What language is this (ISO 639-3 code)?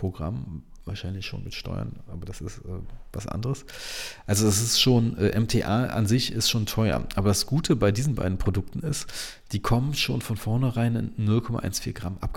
deu